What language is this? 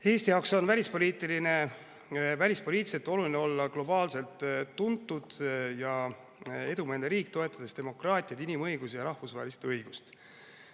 Estonian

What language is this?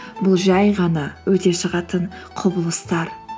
Kazakh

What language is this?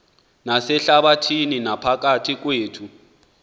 Xhosa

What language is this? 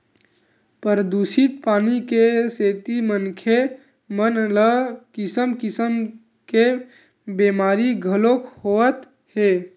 Chhattisgarhi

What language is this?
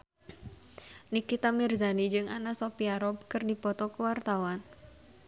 Sundanese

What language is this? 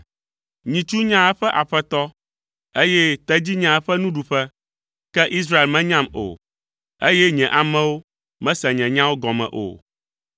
Ewe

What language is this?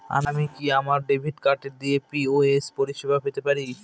Bangla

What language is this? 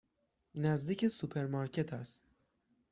Persian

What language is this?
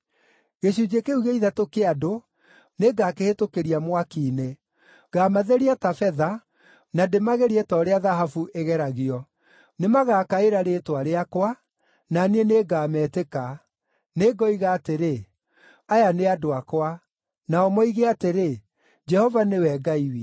Kikuyu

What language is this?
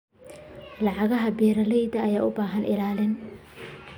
Somali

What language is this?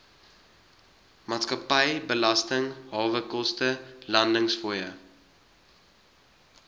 Afrikaans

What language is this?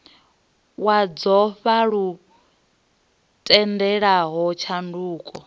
Venda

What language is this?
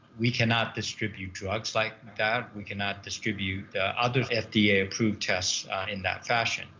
English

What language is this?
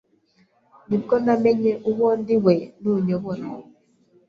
Kinyarwanda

